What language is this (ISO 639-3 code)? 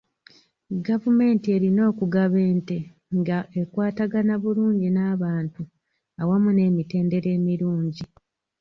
lug